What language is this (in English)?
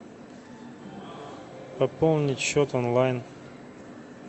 Russian